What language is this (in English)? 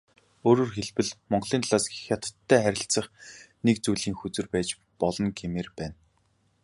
Mongolian